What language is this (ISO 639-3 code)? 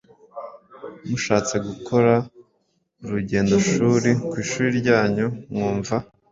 kin